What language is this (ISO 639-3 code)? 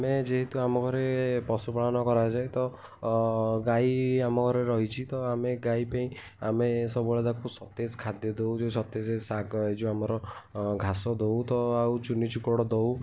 ori